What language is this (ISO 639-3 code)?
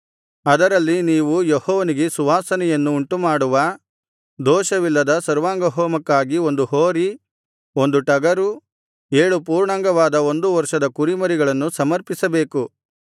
kan